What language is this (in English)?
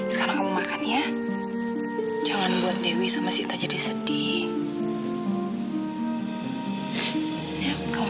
Indonesian